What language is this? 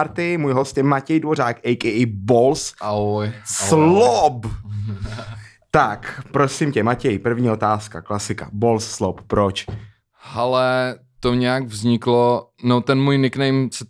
Czech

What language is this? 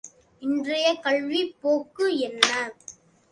Tamil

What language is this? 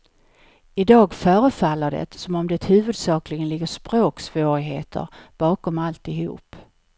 Swedish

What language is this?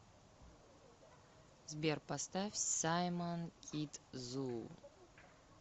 Russian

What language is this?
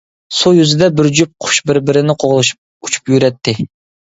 Uyghur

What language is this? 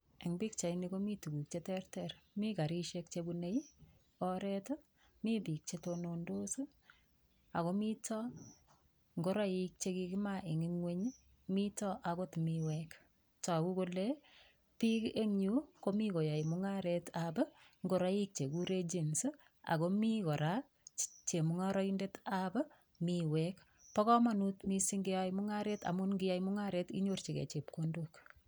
Kalenjin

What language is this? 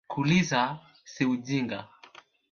Swahili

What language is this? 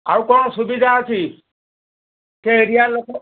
Odia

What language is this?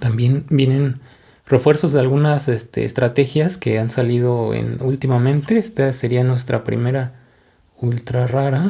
Spanish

